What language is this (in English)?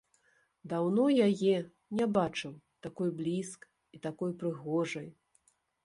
Belarusian